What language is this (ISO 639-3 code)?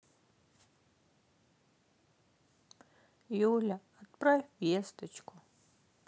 rus